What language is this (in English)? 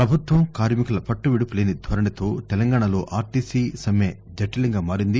Telugu